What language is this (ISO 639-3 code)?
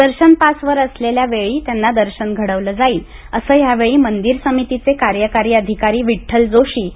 mar